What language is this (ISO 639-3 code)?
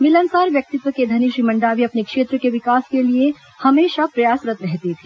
hin